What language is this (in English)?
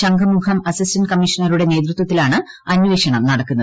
Malayalam